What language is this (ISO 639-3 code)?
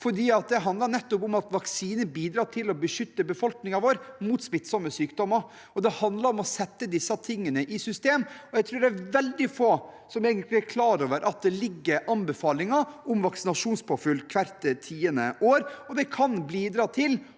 nor